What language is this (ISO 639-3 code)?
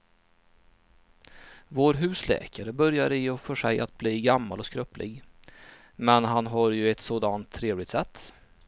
swe